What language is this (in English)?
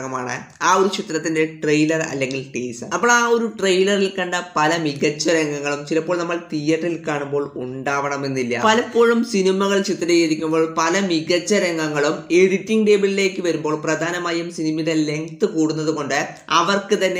Romanian